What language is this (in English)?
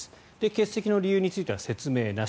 Japanese